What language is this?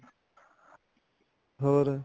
Punjabi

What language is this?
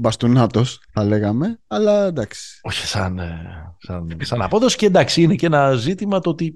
Greek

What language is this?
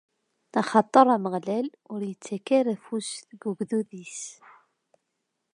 Kabyle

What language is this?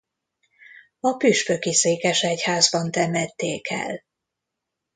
Hungarian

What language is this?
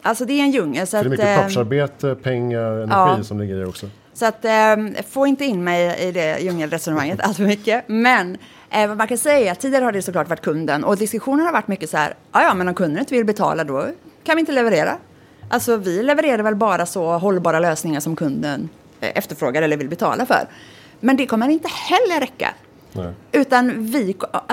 Swedish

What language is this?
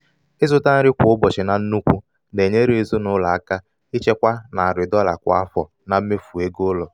Igbo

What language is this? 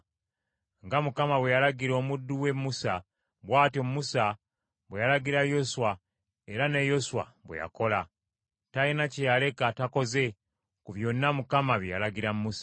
Ganda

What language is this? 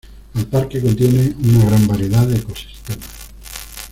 Spanish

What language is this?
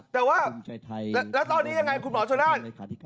Thai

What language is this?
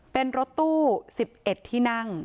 Thai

